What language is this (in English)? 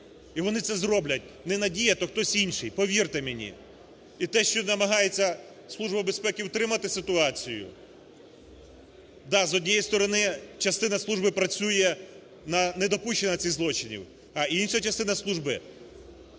Ukrainian